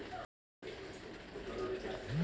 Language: Chhattisgarhi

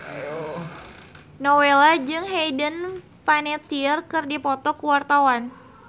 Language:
Sundanese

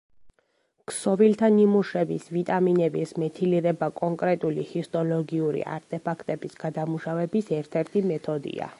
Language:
Georgian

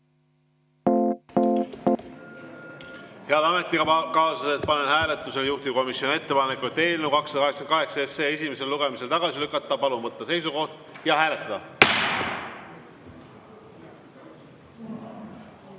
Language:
Estonian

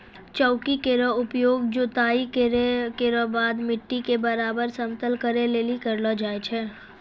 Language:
Maithili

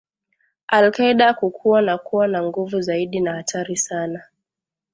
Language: Swahili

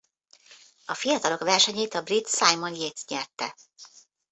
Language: Hungarian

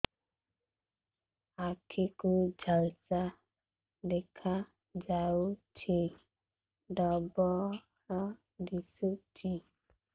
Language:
Odia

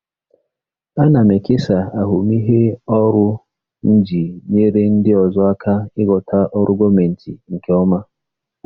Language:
Igbo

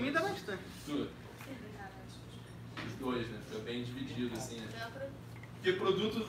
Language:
Portuguese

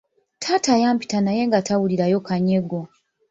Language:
Ganda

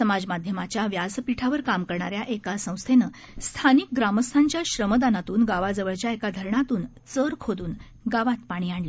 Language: Marathi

